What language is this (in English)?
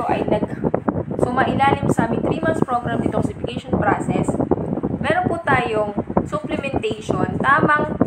Filipino